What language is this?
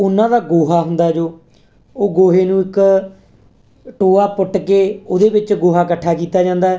Punjabi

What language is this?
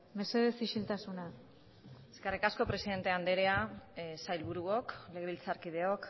Basque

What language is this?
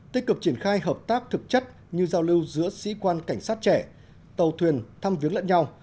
Vietnamese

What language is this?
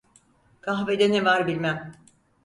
Turkish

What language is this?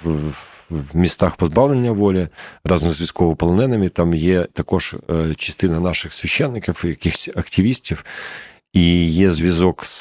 Ukrainian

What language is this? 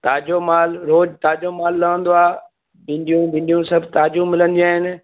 Sindhi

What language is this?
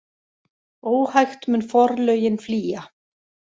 Icelandic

